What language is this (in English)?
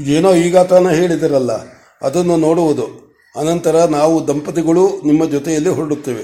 Kannada